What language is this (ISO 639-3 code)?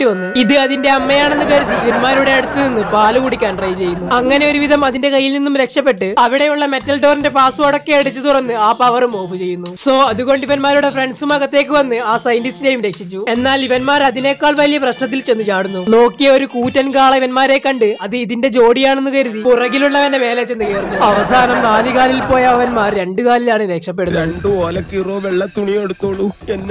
mal